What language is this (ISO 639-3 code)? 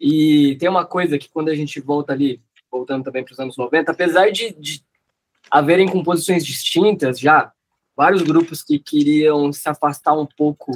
por